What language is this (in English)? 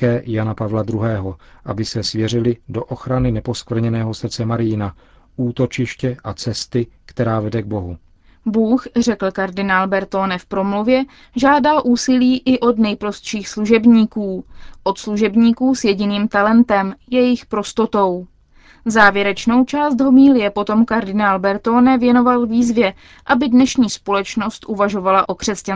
Czech